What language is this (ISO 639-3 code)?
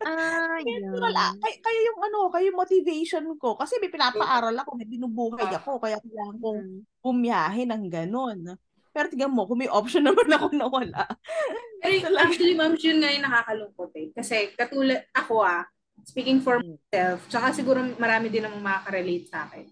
fil